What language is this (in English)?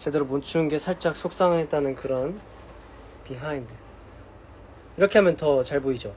Korean